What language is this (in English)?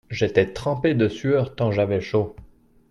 French